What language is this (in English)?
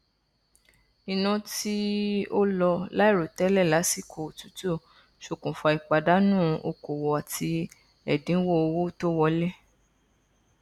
Yoruba